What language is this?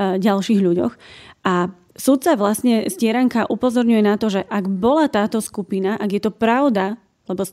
Slovak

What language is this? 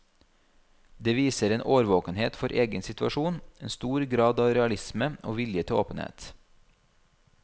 Norwegian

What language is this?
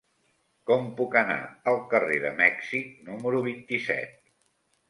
Catalan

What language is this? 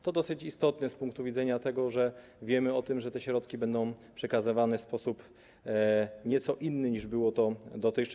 Polish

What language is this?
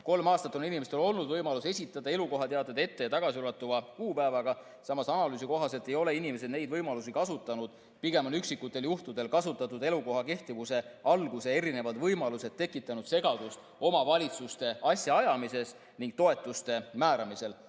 Estonian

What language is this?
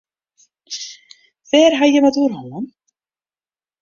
Western Frisian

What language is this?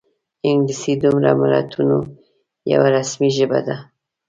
Pashto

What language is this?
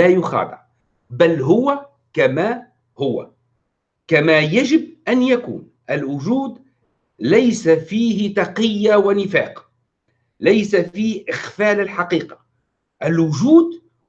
Arabic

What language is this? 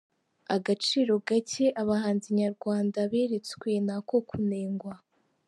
Kinyarwanda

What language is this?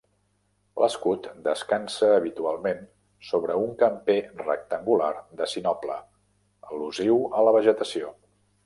Catalan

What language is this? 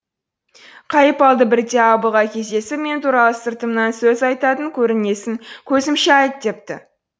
Kazakh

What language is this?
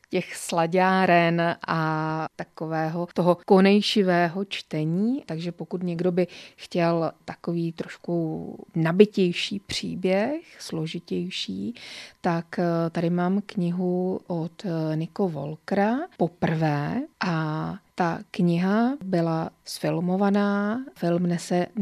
Czech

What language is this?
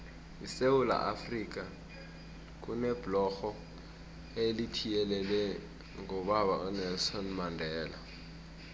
South Ndebele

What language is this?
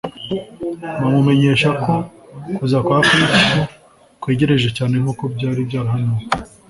Kinyarwanda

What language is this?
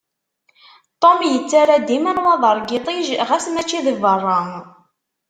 Kabyle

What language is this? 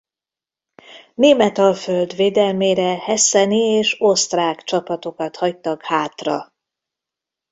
Hungarian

